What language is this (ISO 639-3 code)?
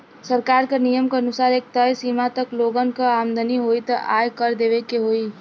bho